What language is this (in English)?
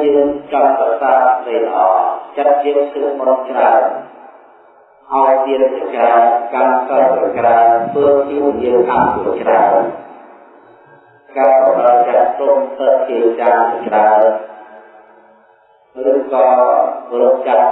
Indonesian